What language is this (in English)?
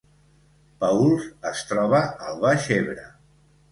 Catalan